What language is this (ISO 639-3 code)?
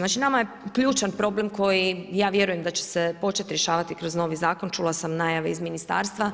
hrv